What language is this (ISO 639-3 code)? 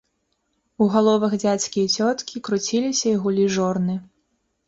bel